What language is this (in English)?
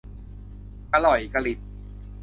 Thai